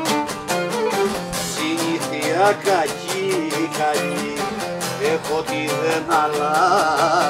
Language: Greek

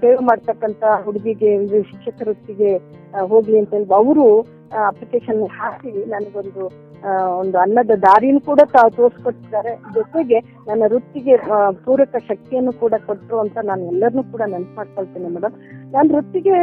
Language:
Kannada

